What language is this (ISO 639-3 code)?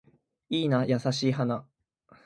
jpn